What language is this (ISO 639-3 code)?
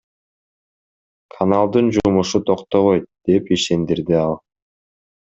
kir